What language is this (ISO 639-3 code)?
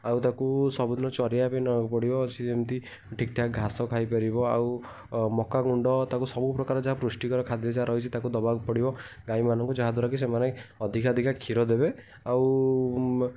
ori